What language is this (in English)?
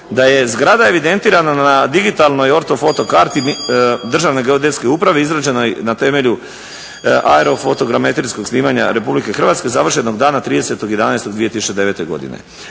Croatian